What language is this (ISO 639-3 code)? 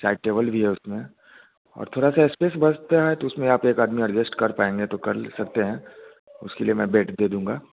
hin